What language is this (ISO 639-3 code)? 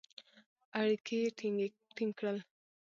pus